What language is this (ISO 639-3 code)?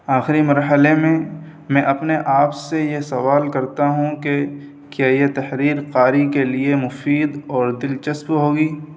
urd